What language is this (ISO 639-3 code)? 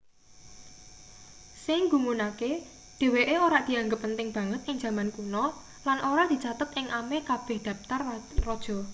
jav